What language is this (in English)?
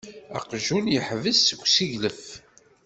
Kabyle